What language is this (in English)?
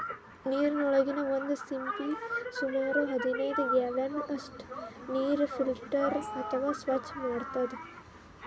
Kannada